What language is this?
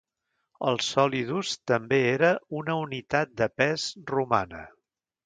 Catalan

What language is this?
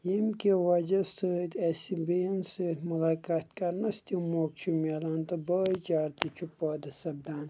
Kashmiri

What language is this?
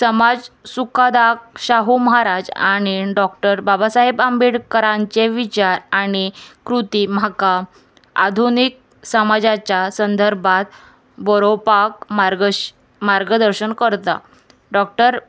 Konkani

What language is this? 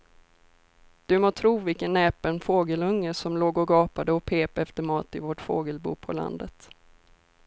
Swedish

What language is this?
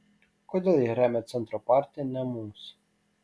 Lithuanian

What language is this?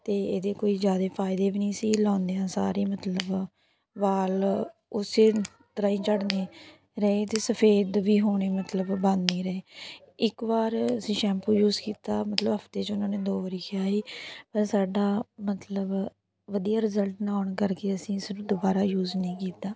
Punjabi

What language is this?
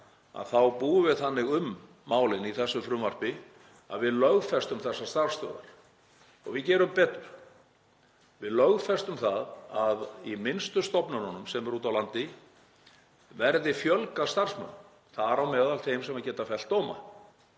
Icelandic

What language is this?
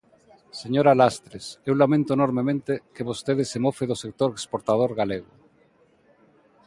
Galician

